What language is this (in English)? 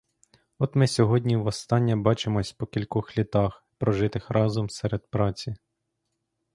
Ukrainian